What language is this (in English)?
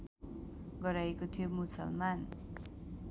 Nepali